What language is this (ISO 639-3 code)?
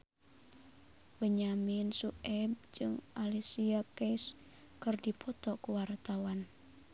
sun